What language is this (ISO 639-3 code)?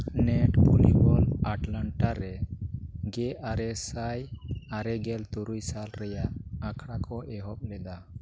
sat